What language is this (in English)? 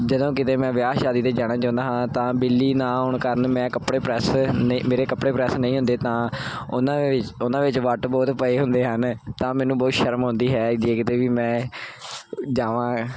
Punjabi